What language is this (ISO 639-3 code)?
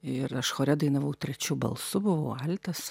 lit